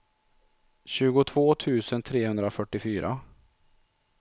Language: Swedish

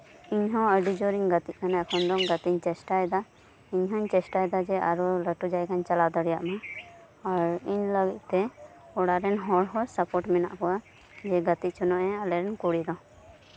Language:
Santali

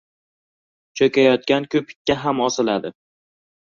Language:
Uzbek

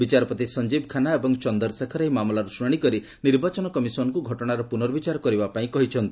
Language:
Odia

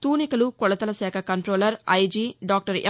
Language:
Telugu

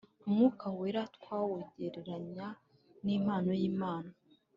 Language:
Kinyarwanda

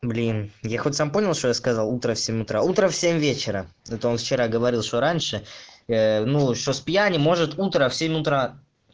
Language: Russian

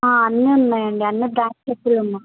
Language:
Telugu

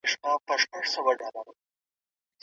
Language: Pashto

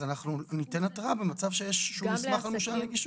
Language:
Hebrew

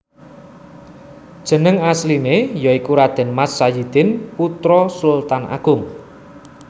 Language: Javanese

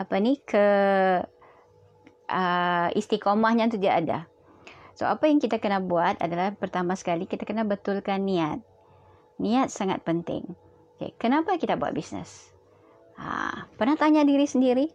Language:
Malay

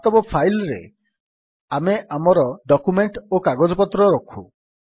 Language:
Odia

